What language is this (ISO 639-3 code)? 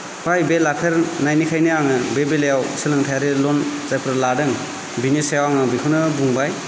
brx